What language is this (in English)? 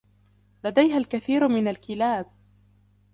Arabic